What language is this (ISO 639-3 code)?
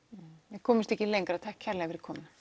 isl